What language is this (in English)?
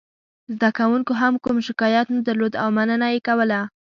Pashto